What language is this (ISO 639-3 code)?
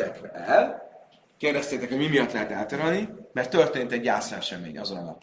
hun